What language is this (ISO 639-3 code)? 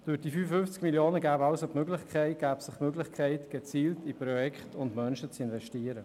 gsw